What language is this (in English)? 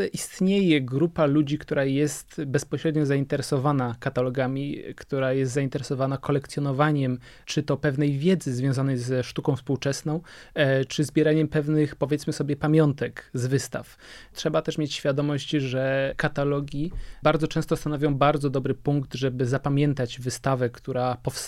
Polish